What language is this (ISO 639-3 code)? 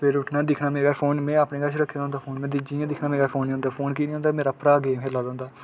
doi